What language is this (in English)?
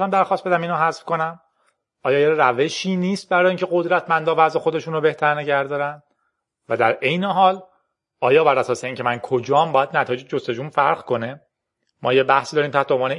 Persian